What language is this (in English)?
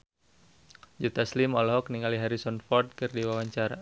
Sundanese